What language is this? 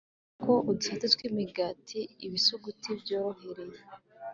Kinyarwanda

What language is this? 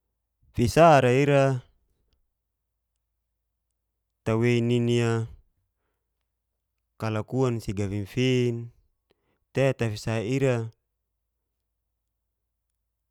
Geser-Gorom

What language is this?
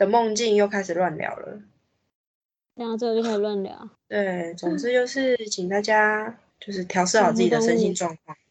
Chinese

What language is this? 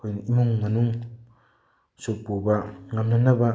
Manipuri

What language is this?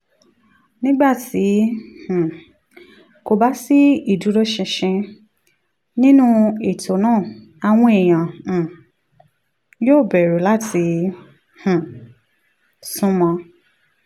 Yoruba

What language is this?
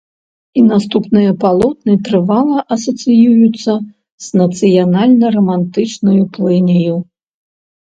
Belarusian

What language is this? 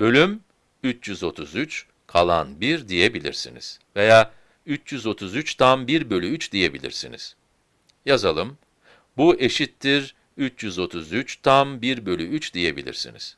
Turkish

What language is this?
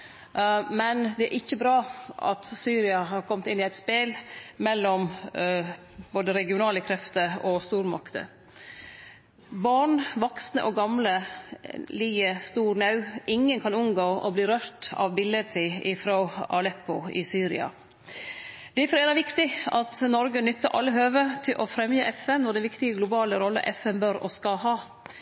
Norwegian Nynorsk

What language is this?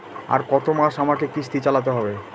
Bangla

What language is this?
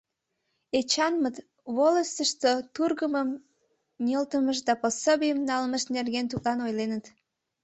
Mari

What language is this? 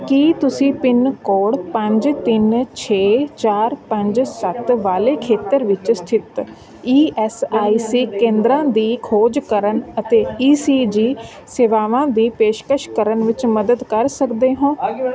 Punjabi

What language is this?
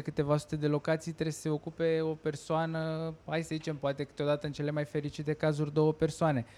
Romanian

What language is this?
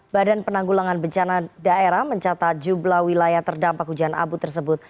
Indonesian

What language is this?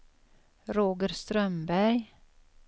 Swedish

